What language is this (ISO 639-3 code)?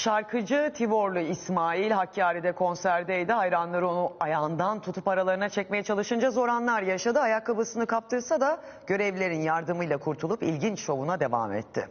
tur